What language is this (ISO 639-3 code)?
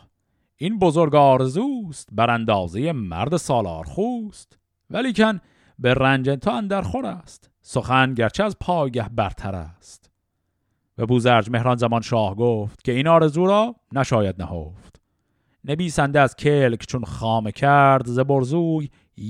fas